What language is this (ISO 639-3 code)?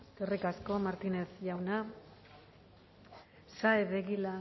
eus